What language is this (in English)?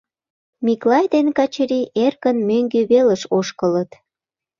Mari